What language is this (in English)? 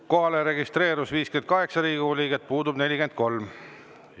Estonian